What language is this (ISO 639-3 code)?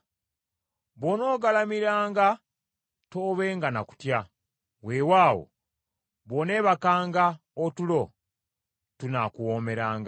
lug